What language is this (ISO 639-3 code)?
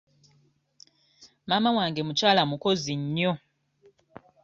lug